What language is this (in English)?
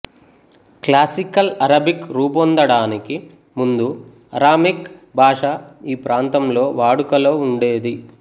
Telugu